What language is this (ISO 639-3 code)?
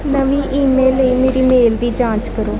pan